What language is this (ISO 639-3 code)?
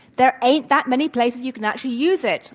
eng